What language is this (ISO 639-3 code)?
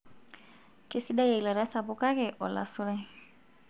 mas